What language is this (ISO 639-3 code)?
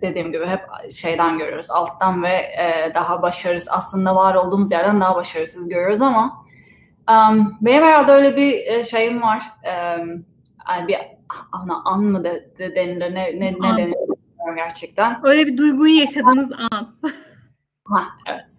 tur